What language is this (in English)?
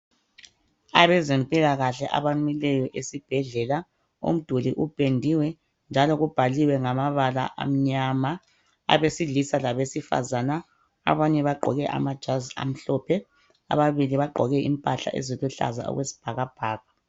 North Ndebele